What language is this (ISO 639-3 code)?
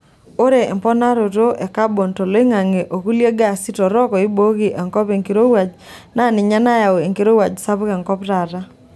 mas